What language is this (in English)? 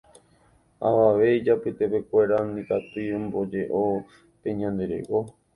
Guarani